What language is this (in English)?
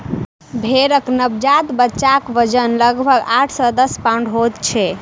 Maithili